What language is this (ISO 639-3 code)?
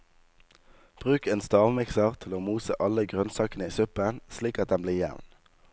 nor